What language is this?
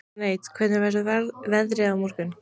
Icelandic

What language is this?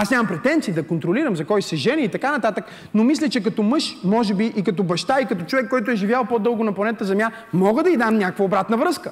Bulgarian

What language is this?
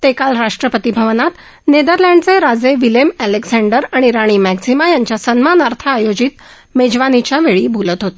Marathi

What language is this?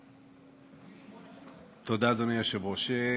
Hebrew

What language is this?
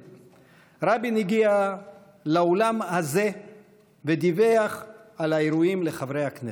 Hebrew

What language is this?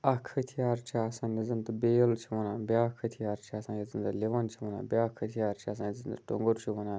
Kashmiri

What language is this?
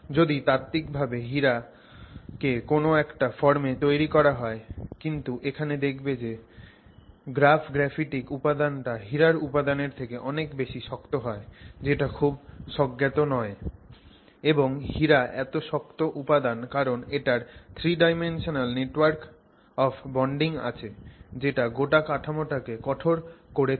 Bangla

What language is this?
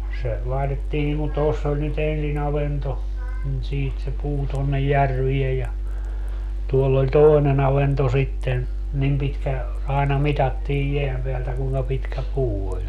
Finnish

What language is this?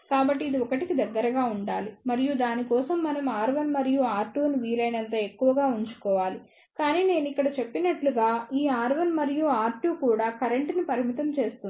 Telugu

